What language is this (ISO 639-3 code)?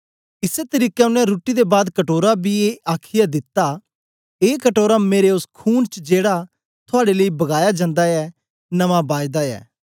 doi